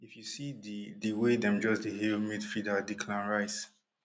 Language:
Nigerian Pidgin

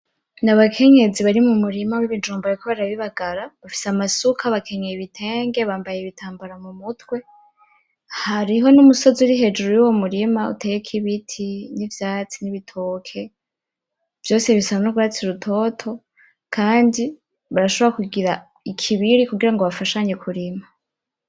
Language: Rundi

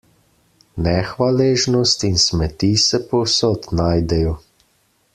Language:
Slovenian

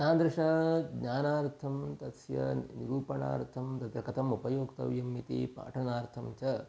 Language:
Sanskrit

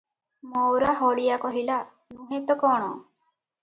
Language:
Odia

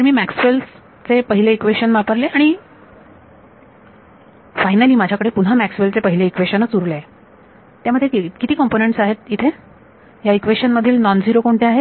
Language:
Marathi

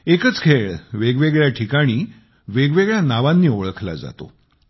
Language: Marathi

